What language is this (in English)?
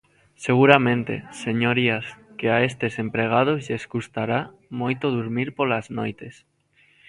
Galician